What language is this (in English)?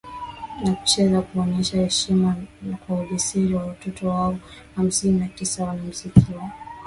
Swahili